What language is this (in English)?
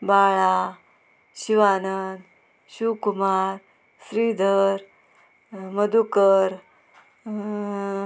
Konkani